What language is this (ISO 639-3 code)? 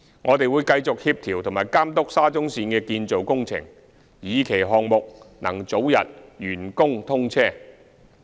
yue